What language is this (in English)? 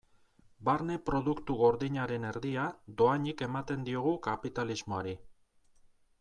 Basque